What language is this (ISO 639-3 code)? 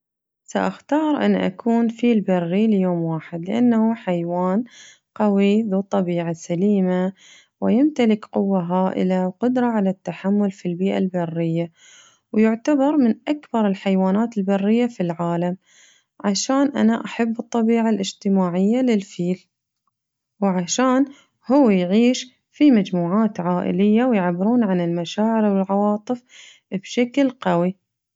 ars